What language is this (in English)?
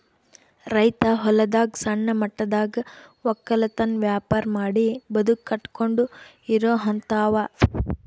Kannada